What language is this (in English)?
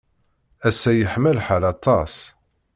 Kabyle